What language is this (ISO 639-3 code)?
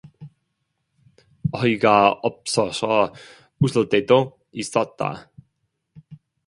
kor